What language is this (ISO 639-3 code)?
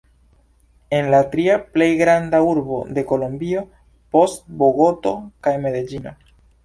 epo